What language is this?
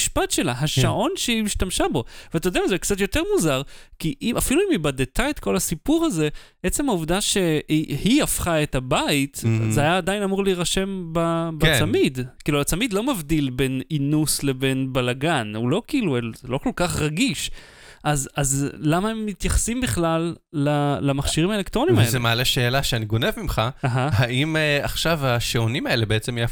Hebrew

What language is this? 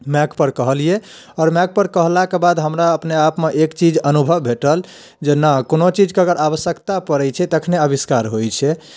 Maithili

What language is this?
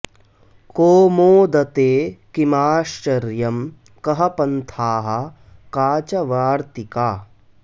Sanskrit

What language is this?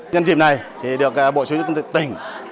Vietnamese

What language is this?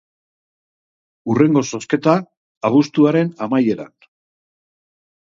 Basque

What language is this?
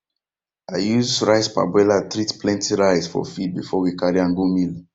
Nigerian Pidgin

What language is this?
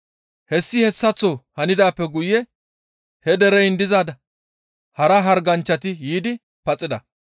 Gamo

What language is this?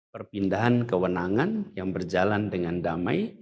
Indonesian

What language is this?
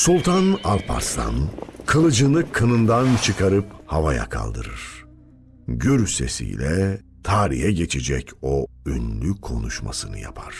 Turkish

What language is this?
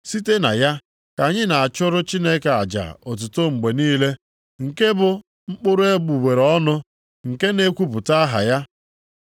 Igbo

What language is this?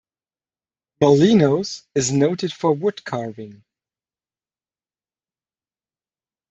English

